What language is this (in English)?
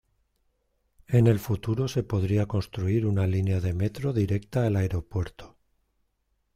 Spanish